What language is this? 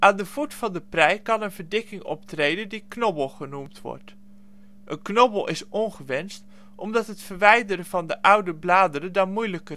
Dutch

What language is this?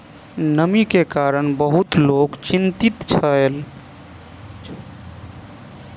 Maithili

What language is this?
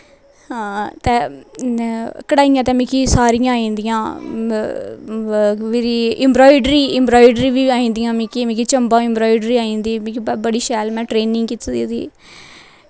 Dogri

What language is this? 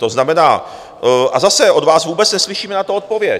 Czech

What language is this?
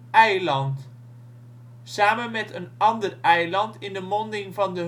Dutch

